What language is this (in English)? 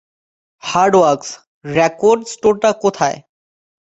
Bangla